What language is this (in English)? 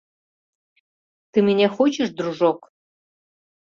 Mari